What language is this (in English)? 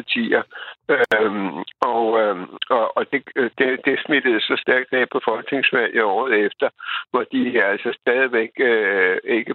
Danish